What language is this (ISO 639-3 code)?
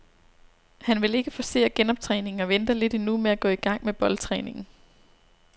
dan